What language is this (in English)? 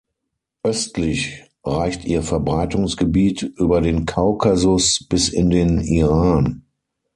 German